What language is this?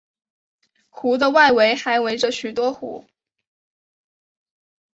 Chinese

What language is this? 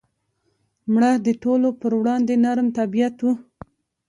Pashto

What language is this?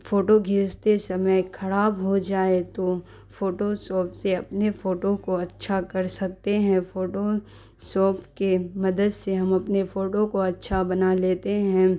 Urdu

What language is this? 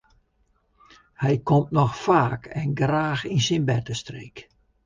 Western Frisian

